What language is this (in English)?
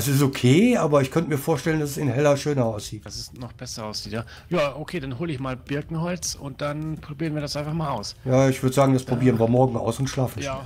German